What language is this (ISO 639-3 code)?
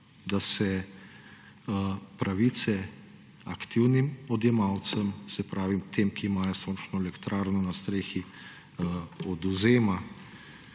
slv